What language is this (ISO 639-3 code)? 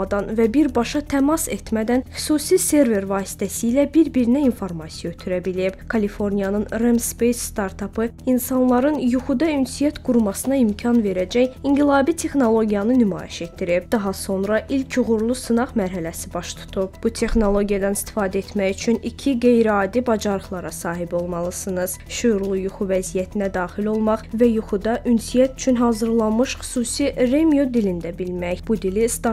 tur